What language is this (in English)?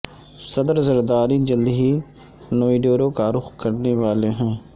Urdu